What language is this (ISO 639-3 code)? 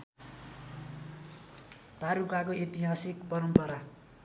nep